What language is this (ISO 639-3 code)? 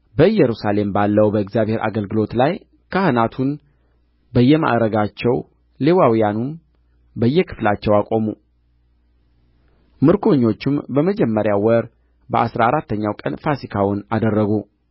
amh